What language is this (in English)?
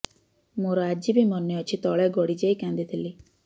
Odia